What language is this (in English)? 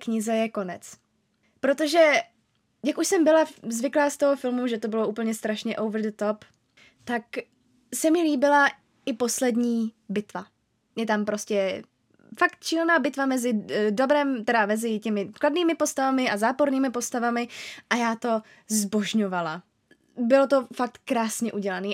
Czech